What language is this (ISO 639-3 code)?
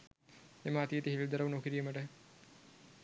sin